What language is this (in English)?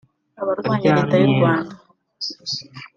Kinyarwanda